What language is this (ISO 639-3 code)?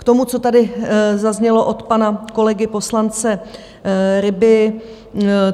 ces